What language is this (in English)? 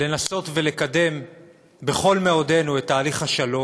Hebrew